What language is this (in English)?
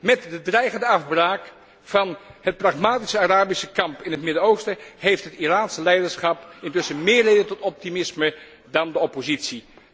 Dutch